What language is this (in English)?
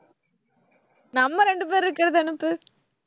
Tamil